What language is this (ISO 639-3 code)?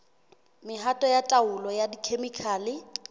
sot